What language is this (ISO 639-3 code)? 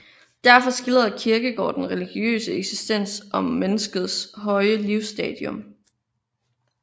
dan